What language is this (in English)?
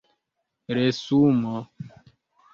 Esperanto